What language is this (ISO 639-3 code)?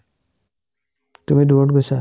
asm